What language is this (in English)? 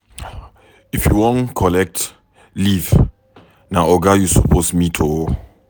Nigerian Pidgin